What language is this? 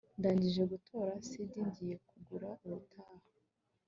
Kinyarwanda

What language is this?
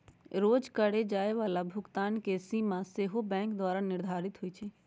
Magahi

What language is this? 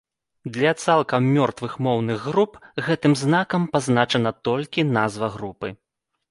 Belarusian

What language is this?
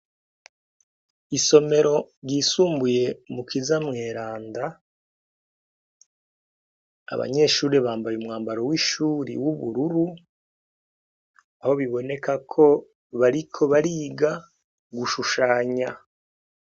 Rundi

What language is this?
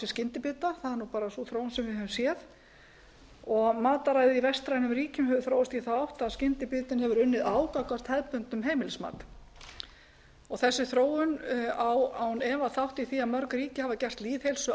Icelandic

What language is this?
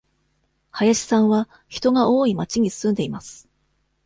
Japanese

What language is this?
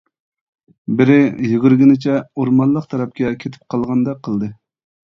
Uyghur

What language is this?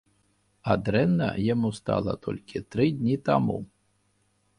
Belarusian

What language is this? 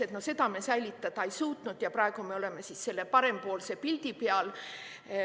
Estonian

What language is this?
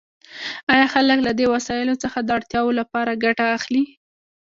Pashto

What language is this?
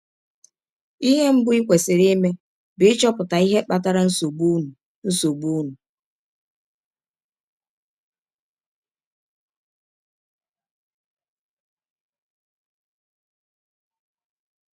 Igbo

